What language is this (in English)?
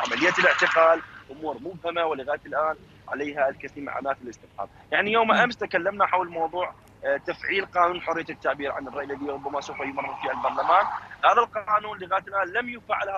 Arabic